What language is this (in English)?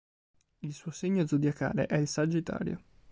Italian